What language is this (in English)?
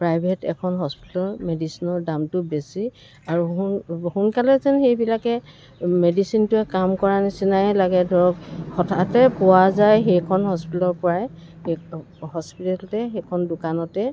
Assamese